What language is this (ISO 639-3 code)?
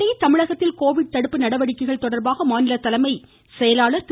tam